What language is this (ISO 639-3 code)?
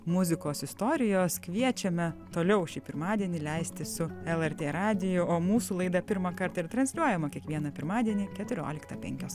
lit